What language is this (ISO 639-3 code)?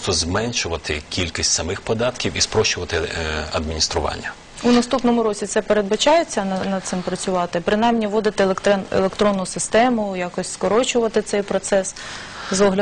ukr